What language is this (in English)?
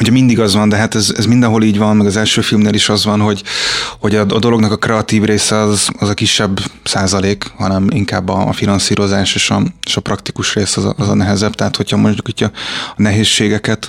Hungarian